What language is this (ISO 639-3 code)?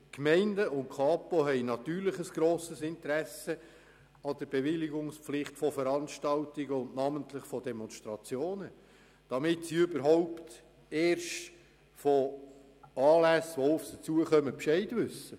gsw